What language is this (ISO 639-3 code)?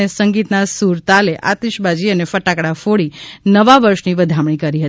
guj